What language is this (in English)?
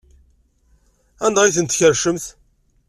Kabyle